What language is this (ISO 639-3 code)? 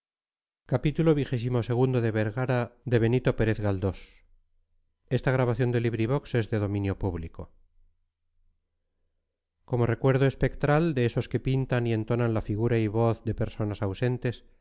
spa